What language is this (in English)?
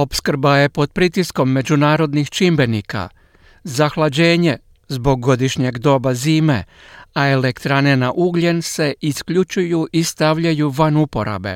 Croatian